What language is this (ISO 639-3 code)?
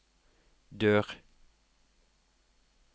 nor